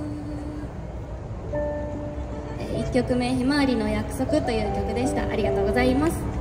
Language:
Japanese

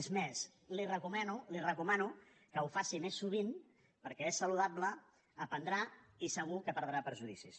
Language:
Catalan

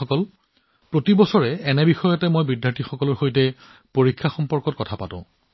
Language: Assamese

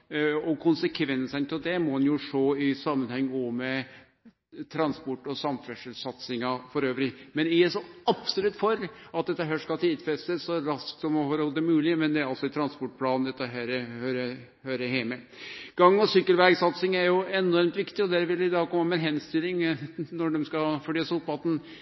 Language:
Norwegian Nynorsk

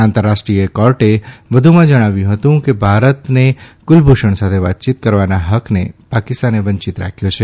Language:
Gujarati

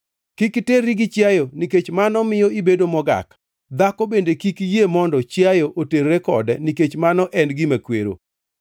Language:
Luo (Kenya and Tanzania)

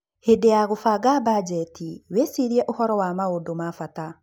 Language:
Kikuyu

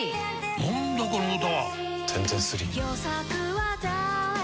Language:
Japanese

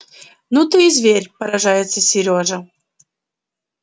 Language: Russian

